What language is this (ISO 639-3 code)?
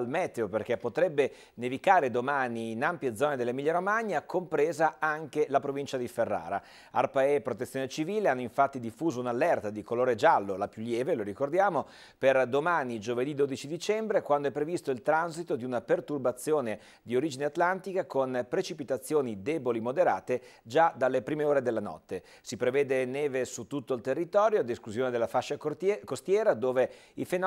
ita